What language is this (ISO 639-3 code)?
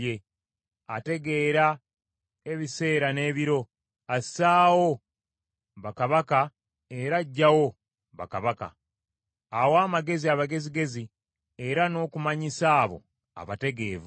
lug